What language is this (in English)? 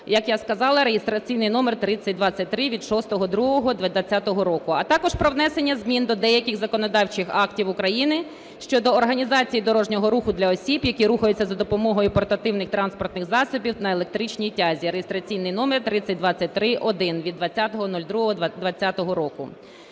Ukrainian